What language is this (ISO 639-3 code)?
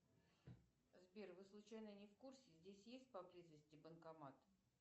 rus